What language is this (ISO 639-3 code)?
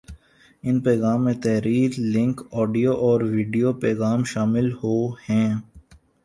urd